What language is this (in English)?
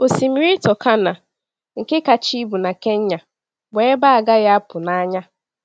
Igbo